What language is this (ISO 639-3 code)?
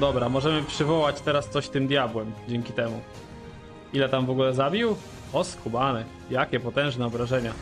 pol